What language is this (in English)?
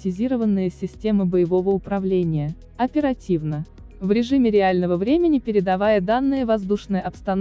Russian